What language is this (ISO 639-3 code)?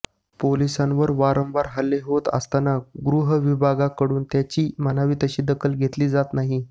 mar